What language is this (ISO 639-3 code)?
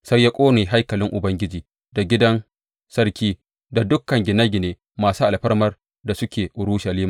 hau